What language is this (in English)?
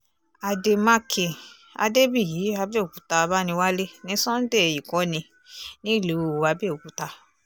Yoruba